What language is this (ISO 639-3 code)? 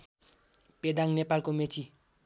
nep